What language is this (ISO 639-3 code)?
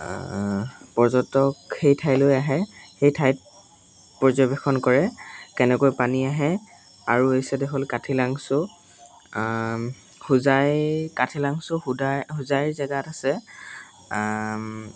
asm